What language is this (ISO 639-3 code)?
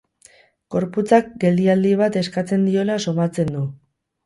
eus